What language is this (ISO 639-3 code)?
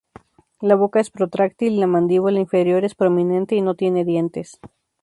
spa